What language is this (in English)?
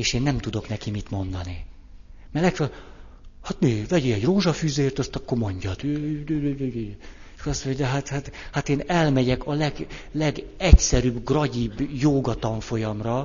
Hungarian